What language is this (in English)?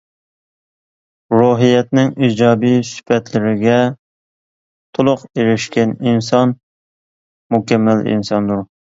Uyghur